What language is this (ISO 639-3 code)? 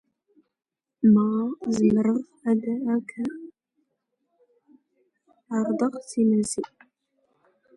zgh